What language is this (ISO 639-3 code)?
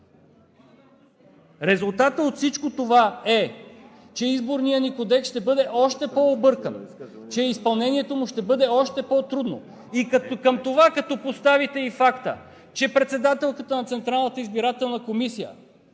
bul